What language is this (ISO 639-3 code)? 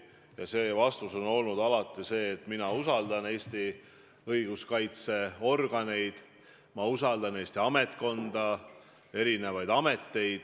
est